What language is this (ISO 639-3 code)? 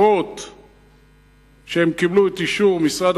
heb